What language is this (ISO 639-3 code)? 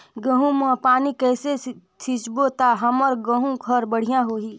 hne